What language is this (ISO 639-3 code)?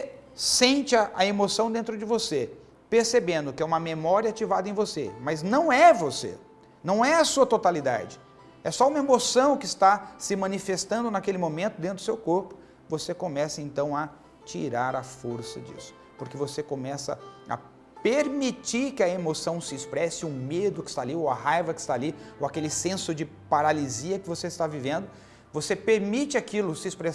por